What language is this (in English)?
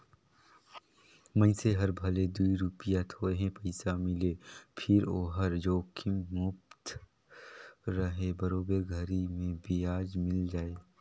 Chhattisgarhi